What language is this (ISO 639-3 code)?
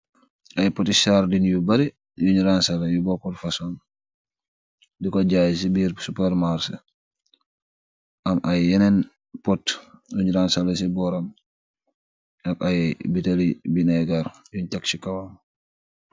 wol